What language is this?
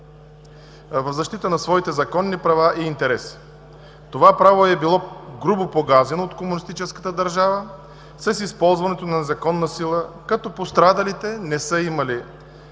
Bulgarian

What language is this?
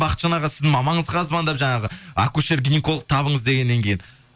Kazakh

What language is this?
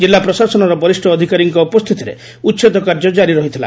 Odia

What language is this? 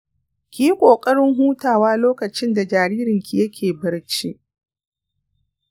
Hausa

